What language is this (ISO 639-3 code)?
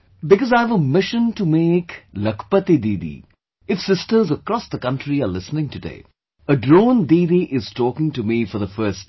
eng